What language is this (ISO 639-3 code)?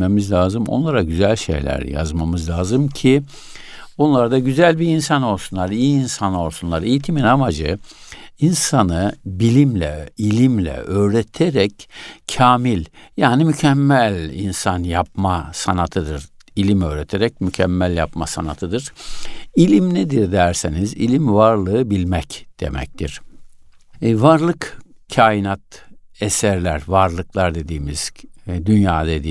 tur